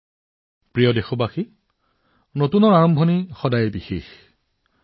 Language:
Assamese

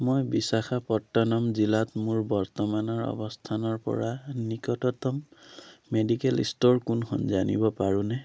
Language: Assamese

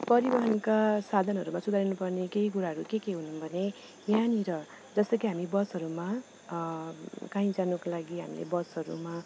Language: Nepali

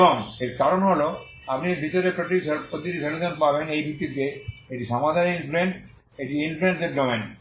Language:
Bangla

